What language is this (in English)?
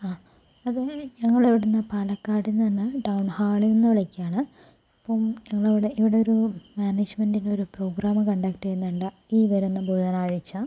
Malayalam